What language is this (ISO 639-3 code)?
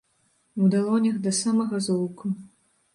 bel